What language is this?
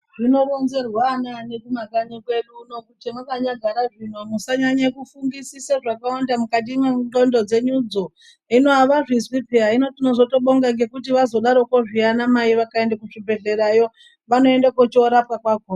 Ndau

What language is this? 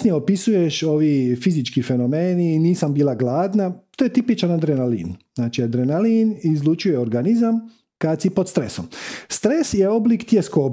Croatian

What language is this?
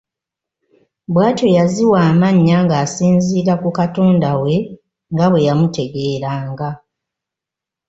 Ganda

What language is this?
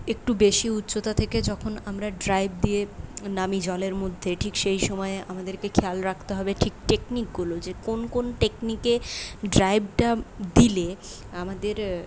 Bangla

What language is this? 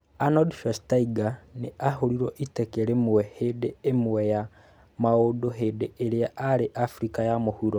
Kikuyu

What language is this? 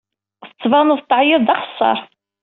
Kabyle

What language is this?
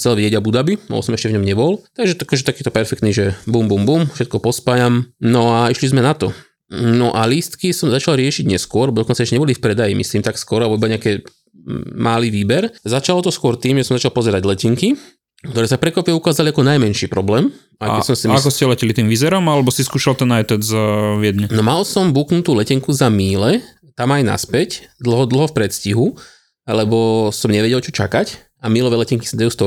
Slovak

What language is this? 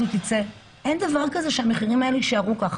Hebrew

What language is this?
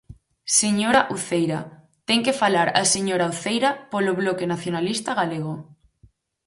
Galician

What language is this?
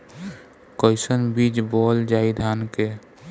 Bhojpuri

